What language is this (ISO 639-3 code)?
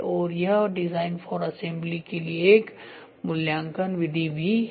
hin